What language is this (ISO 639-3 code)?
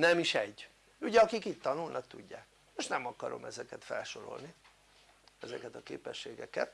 hun